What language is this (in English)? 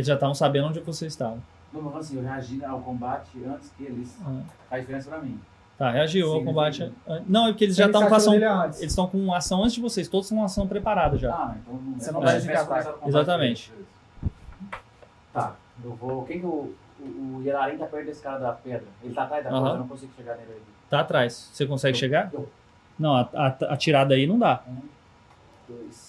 Portuguese